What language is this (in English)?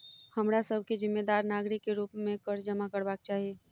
Maithili